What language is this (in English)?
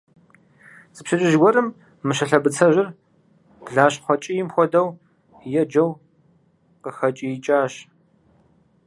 Kabardian